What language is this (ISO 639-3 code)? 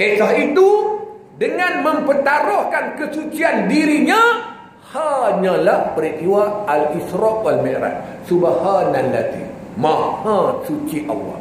msa